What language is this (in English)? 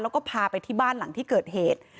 Thai